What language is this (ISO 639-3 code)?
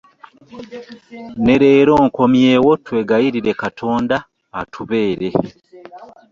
lug